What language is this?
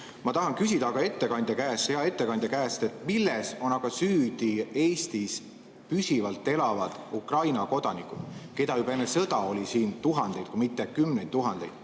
Estonian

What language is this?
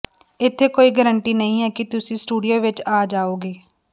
Punjabi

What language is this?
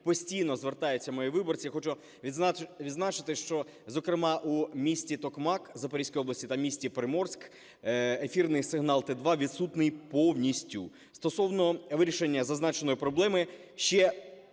Ukrainian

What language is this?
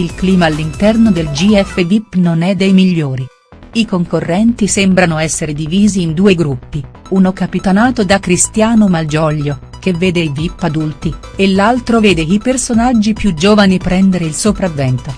Italian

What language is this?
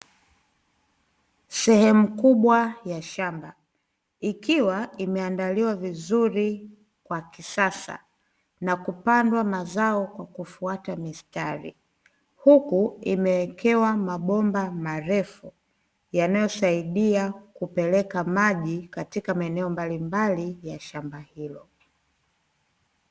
Swahili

